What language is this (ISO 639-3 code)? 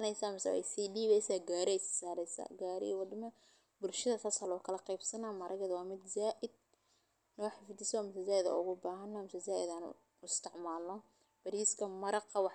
som